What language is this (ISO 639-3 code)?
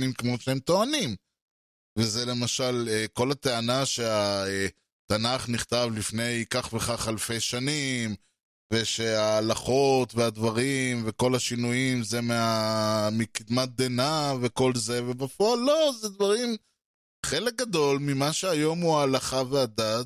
heb